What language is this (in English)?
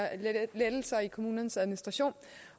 Danish